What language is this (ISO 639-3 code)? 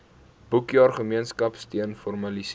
afr